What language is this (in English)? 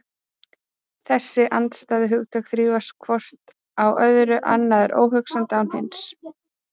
Icelandic